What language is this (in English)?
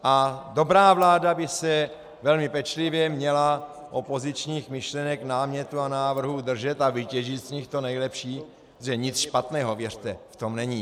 Czech